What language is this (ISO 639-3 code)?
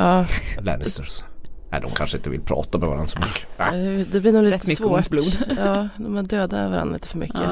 swe